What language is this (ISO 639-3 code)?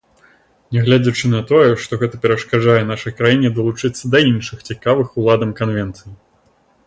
bel